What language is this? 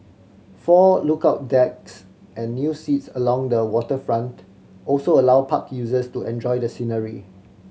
English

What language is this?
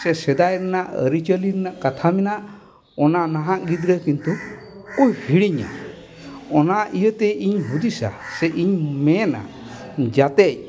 Santali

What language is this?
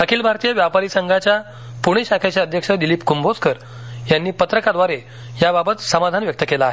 Marathi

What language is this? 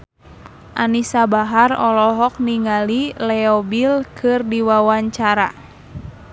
Sundanese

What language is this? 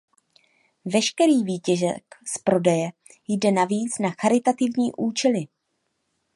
Czech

